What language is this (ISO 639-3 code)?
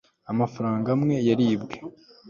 kin